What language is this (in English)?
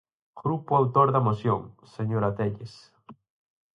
Galician